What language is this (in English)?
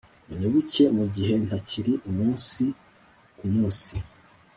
Kinyarwanda